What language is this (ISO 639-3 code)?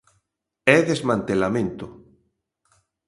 glg